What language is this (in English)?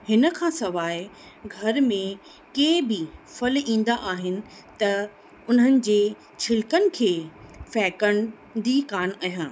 Sindhi